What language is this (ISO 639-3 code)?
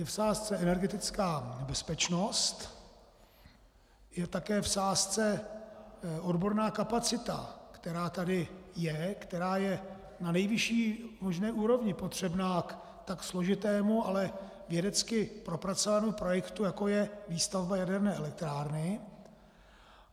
ces